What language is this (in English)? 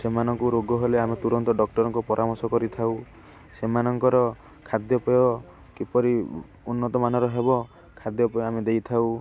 Odia